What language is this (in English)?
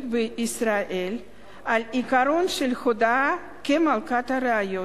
Hebrew